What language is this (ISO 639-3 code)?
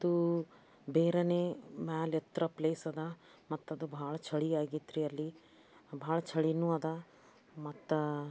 kan